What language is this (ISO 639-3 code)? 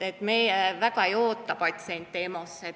est